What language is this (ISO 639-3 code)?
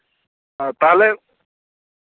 sat